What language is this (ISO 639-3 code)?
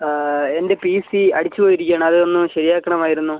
mal